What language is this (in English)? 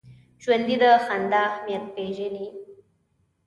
Pashto